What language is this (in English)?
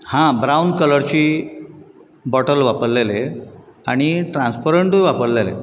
Konkani